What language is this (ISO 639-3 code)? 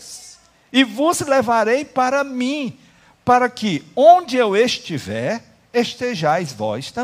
por